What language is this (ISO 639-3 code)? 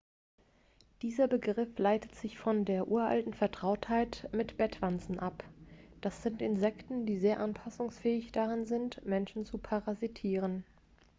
deu